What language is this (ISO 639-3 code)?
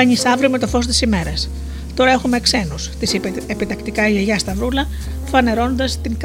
ell